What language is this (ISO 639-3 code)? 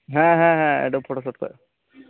sat